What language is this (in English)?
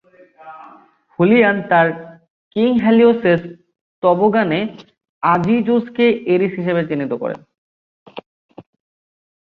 Bangla